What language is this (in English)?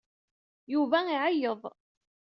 Kabyle